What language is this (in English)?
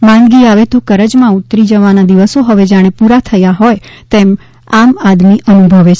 Gujarati